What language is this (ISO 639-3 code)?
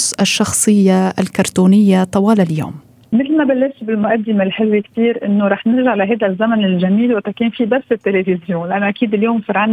ara